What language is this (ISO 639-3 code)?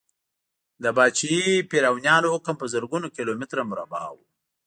pus